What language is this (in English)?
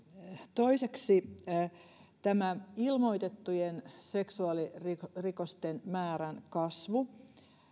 Finnish